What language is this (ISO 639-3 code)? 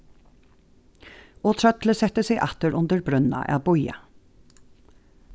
fao